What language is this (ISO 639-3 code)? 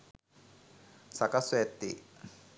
sin